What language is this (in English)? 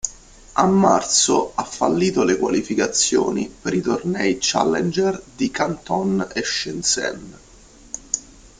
Italian